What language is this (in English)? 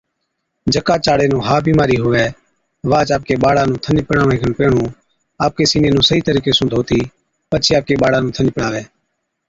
Od